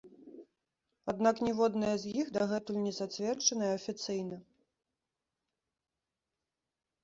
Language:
Belarusian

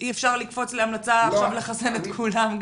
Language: Hebrew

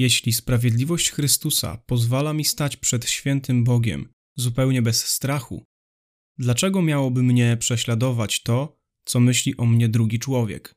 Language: Polish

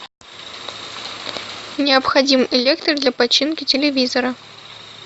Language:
Russian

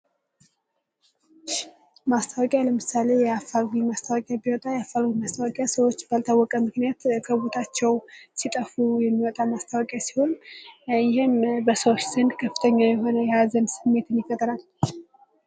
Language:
Amharic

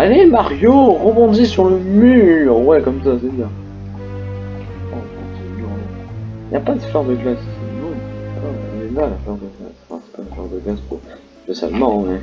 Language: French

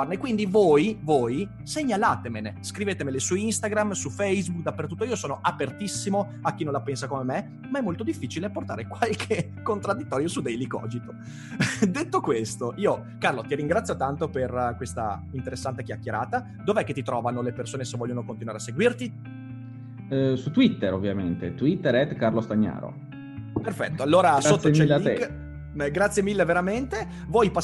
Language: Italian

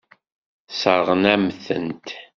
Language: Kabyle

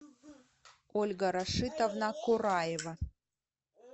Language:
Russian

